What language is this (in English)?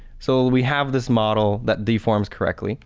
English